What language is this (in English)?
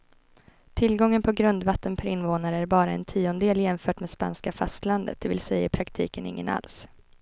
Swedish